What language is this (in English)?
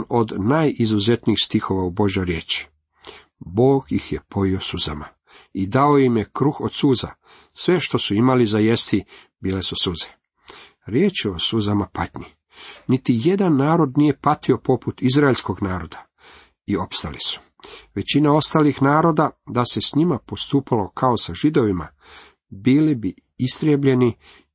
Croatian